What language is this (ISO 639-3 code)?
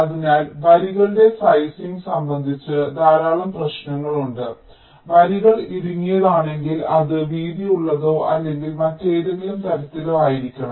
mal